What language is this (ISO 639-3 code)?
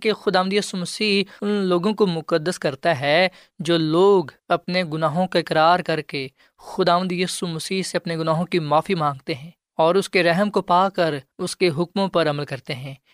urd